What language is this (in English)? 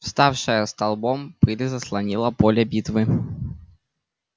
Russian